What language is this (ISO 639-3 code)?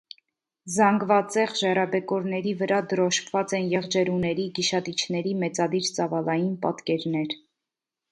hye